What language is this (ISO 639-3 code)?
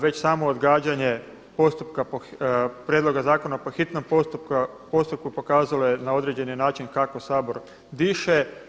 hrv